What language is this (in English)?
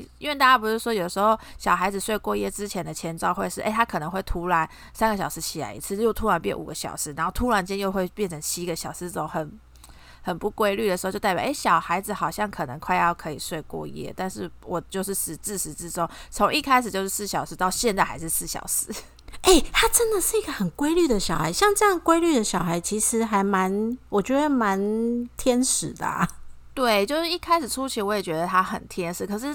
Chinese